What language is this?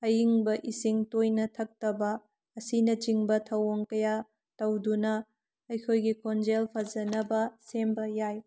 Manipuri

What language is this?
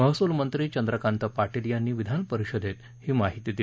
Marathi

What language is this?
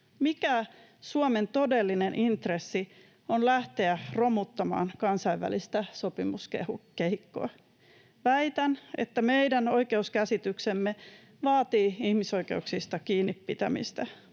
Finnish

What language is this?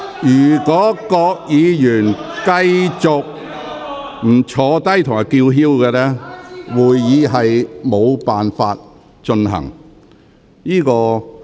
Cantonese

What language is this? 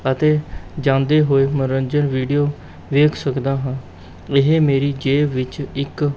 Punjabi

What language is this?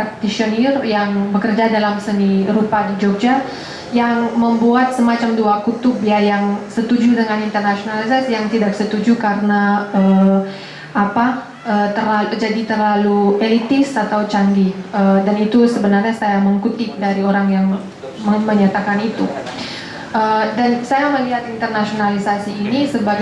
Indonesian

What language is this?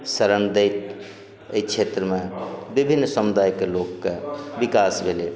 Maithili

